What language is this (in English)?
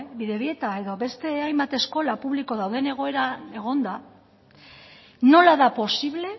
Basque